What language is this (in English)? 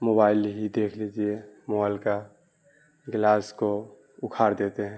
Urdu